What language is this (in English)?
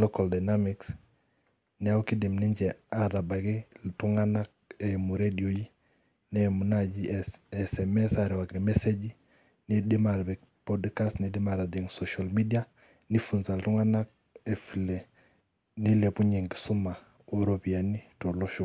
Masai